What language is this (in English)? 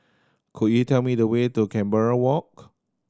English